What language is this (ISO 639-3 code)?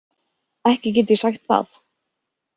isl